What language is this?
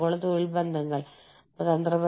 Malayalam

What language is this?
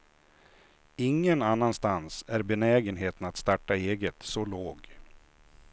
Swedish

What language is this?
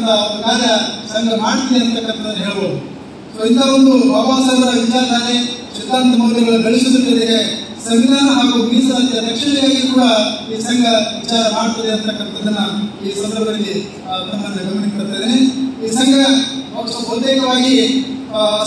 Kannada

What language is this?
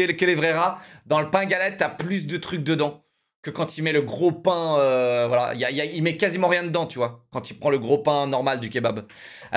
French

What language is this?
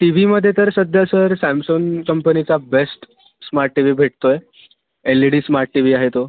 Marathi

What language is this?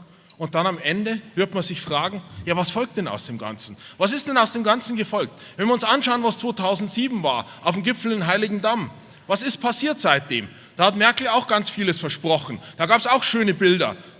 German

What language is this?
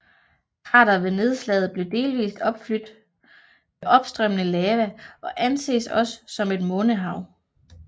Danish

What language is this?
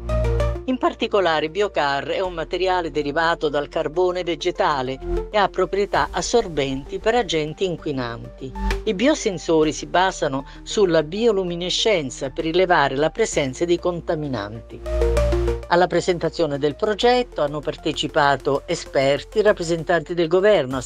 Italian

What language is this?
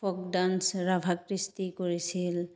Assamese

